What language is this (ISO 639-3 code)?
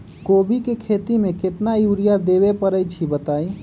mag